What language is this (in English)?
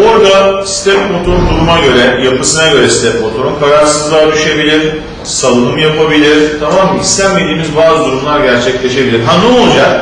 Turkish